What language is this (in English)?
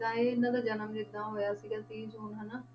Punjabi